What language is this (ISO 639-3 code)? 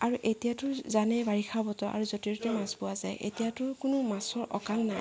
asm